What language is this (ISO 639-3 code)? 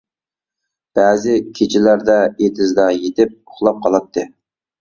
uig